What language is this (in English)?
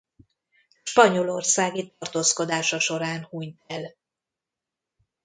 Hungarian